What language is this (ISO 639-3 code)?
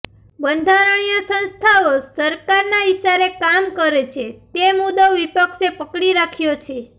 guj